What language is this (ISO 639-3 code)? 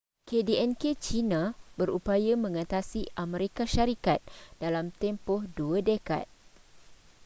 msa